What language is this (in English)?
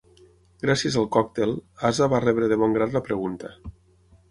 Catalan